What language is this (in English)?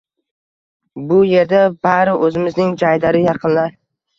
Uzbek